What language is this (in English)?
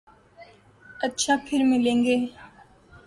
Urdu